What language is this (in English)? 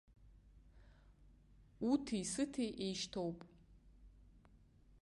Abkhazian